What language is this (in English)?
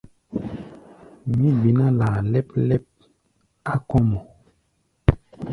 Gbaya